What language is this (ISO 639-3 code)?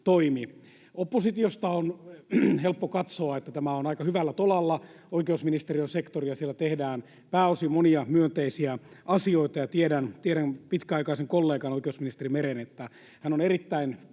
fin